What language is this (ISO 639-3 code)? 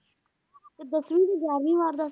pan